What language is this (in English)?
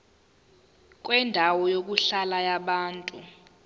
Zulu